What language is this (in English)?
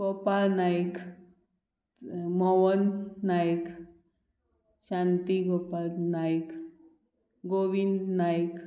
Konkani